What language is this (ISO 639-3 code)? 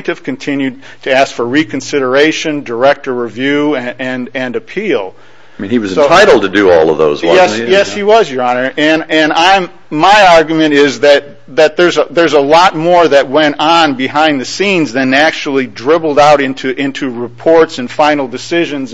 eng